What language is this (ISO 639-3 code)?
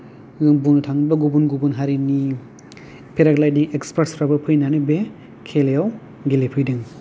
brx